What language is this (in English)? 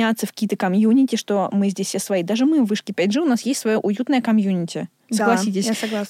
Russian